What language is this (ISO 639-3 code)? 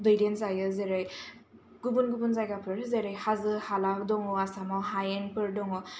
brx